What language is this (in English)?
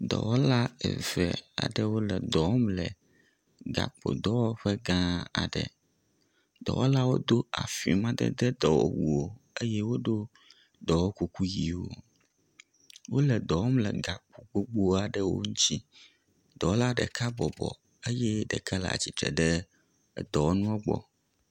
Ewe